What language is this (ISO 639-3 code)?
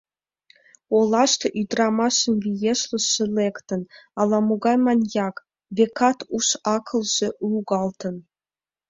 chm